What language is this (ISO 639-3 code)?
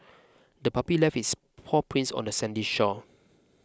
eng